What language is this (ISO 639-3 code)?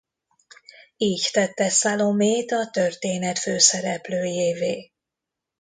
hun